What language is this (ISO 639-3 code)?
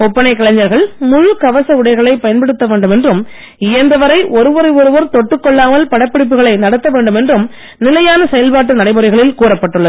tam